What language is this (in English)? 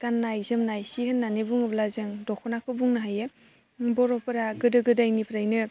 Bodo